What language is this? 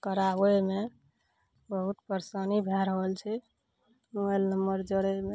Maithili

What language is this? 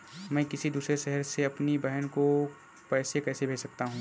Hindi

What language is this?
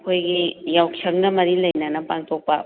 Manipuri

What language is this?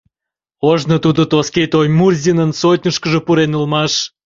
Mari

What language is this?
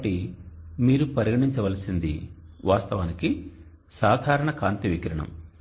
Telugu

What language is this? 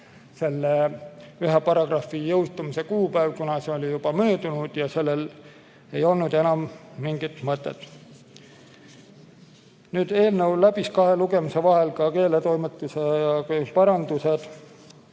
Estonian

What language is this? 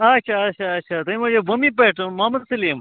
Kashmiri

